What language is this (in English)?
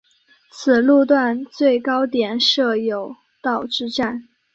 Chinese